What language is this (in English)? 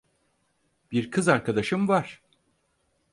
Turkish